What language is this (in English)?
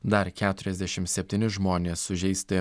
Lithuanian